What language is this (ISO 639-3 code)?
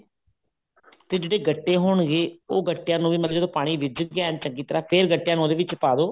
pan